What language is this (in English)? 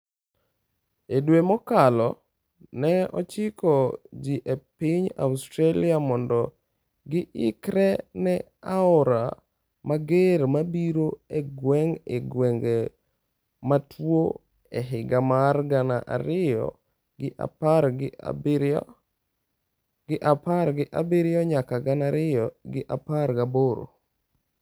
Luo (Kenya and Tanzania)